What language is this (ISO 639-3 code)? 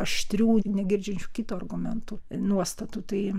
lit